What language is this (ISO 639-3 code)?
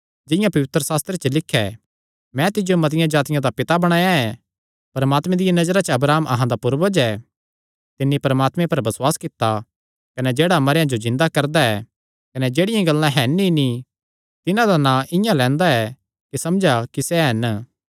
xnr